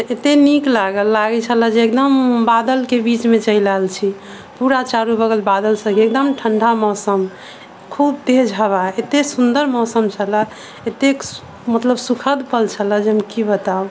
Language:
Maithili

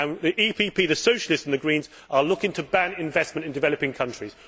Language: English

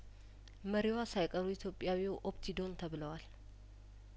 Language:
Amharic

